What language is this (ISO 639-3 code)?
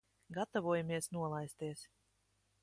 lav